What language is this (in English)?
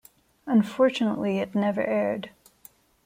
English